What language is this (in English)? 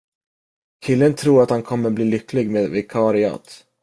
Swedish